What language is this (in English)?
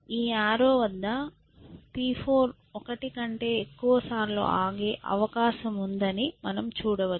Telugu